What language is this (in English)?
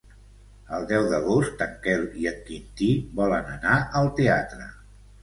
Catalan